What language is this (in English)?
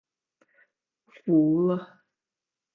Chinese